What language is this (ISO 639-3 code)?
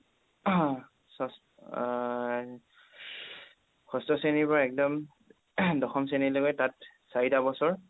asm